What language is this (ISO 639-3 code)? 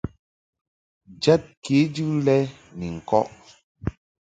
mhk